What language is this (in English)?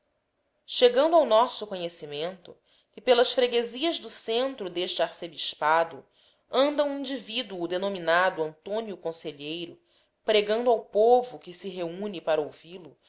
Portuguese